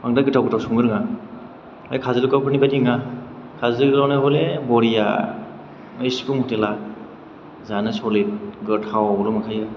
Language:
Bodo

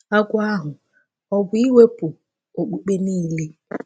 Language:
Igbo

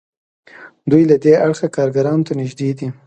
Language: Pashto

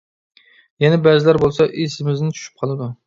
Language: Uyghur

